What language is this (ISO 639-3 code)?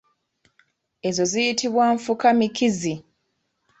lug